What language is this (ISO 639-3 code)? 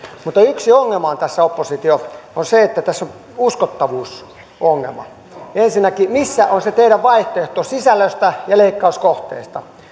fin